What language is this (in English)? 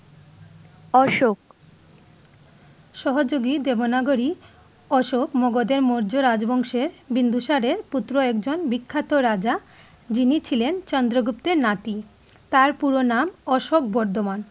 Bangla